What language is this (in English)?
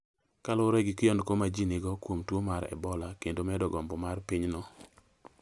Luo (Kenya and Tanzania)